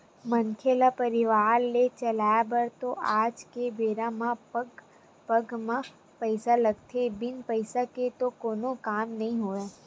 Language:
Chhattisgarhi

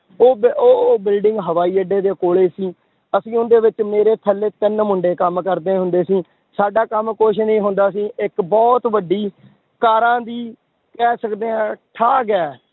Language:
Punjabi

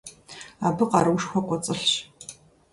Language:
Kabardian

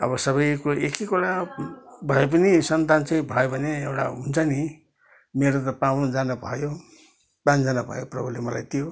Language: Nepali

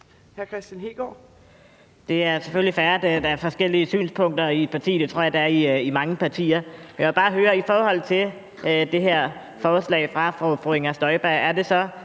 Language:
Danish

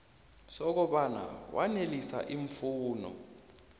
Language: South Ndebele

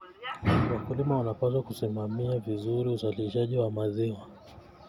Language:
Kalenjin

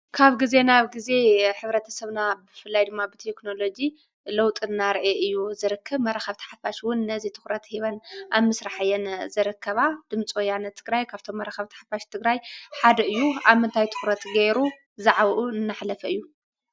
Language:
Tigrinya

